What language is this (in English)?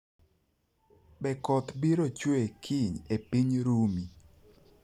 Luo (Kenya and Tanzania)